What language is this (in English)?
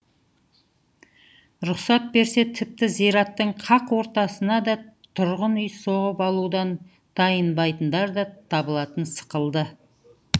Kazakh